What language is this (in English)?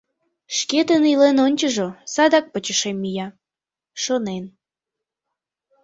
Mari